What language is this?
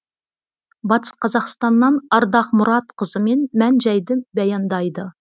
Kazakh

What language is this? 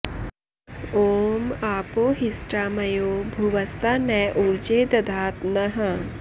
Sanskrit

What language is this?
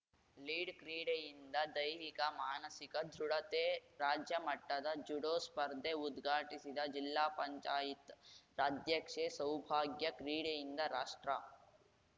Kannada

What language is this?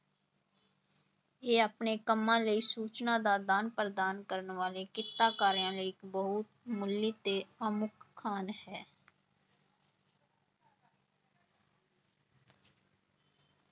Punjabi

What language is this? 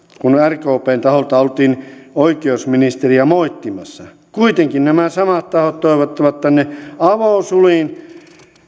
Finnish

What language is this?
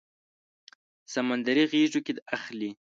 Pashto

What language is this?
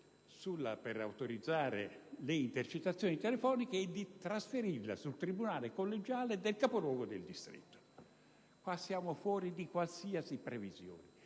Italian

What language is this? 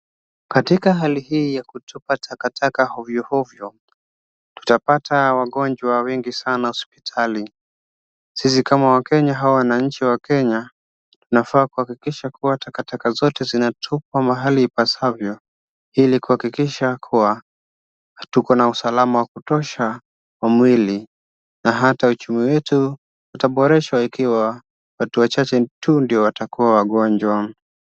Swahili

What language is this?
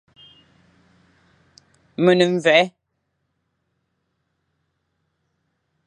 Fang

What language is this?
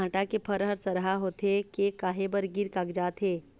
Chhattisgarhi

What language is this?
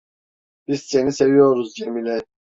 Turkish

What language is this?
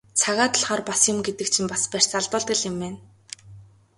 Mongolian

